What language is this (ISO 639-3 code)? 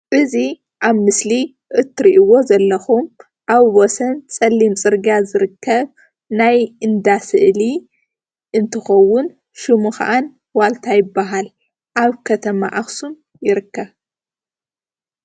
tir